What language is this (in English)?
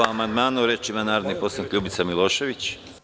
Serbian